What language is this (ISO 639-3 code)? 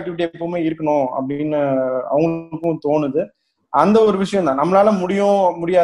tam